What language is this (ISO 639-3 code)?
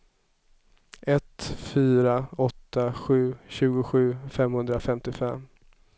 swe